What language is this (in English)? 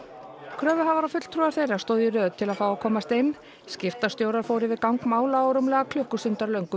Icelandic